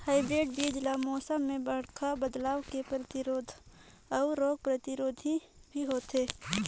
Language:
Chhattisgarhi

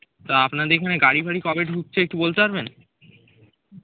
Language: Bangla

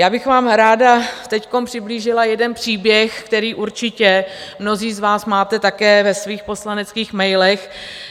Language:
Czech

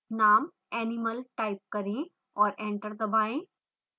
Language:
Hindi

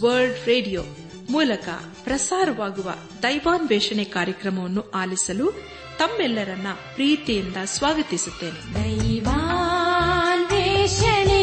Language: Kannada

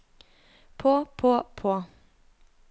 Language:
Norwegian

